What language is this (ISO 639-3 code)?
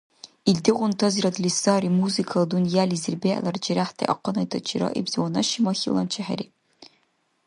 dar